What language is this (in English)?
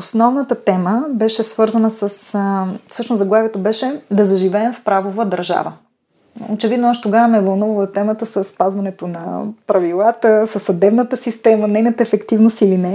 Bulgarian